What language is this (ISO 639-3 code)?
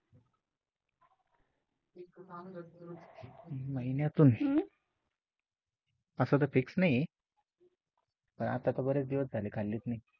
mar